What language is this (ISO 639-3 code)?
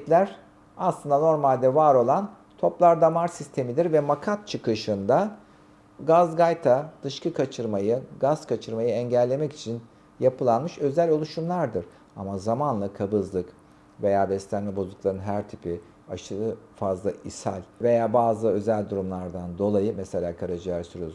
tur